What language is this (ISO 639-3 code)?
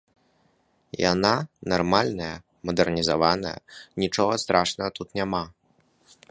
bel